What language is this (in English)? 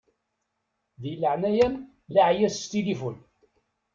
Kabyle